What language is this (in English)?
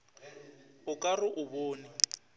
Northern Sotho